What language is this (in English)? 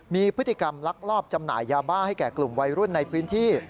Thai